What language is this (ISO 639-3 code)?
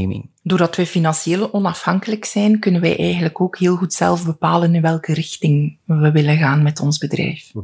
nld